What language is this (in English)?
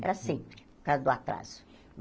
Portuguese